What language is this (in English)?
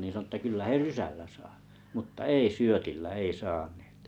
Finnish